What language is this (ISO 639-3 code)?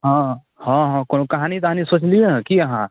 mai